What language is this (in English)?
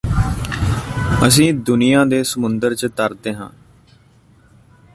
Punjabi